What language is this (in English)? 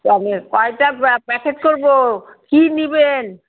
Bangla